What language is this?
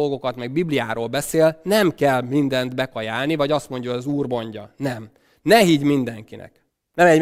Hungarian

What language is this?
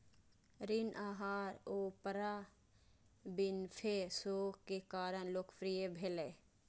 Maithili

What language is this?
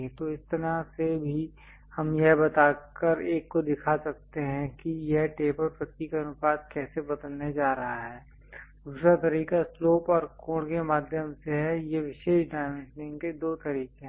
Hindi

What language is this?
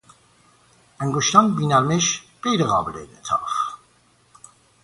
Persian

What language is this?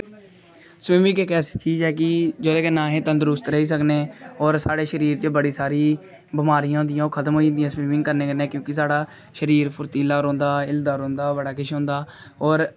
Dogri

